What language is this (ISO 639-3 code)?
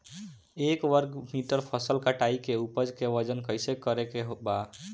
bho